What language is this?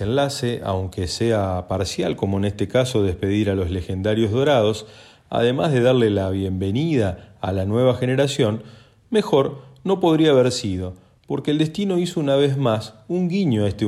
Spanish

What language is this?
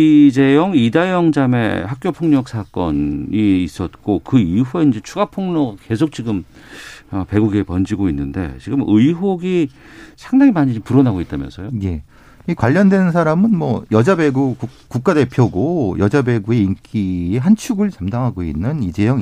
Korean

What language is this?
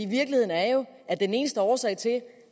Danish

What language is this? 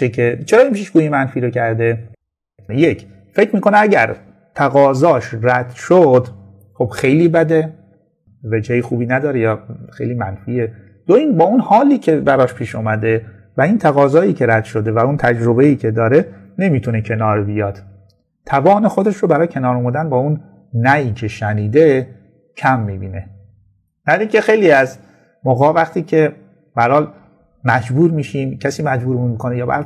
Persian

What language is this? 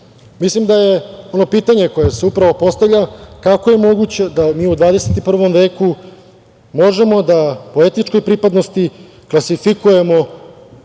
Serbian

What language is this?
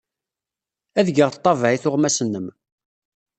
Kabyle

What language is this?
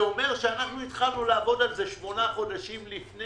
Hebrew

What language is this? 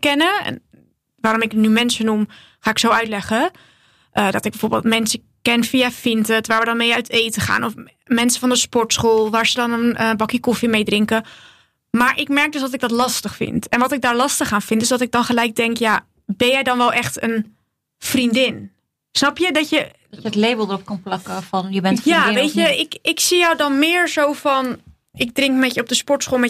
Dutch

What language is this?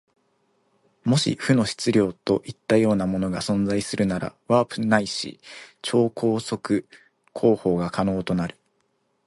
Japanese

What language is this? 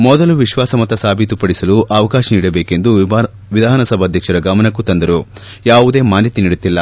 Kannada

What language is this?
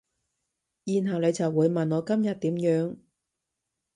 Cantonese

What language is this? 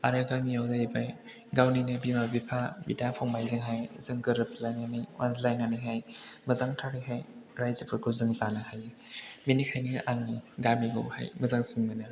Bodo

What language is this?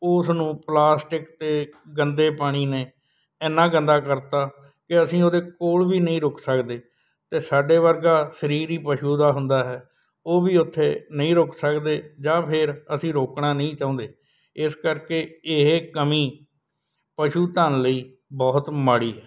Punjabi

